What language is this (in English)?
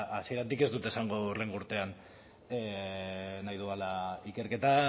Basque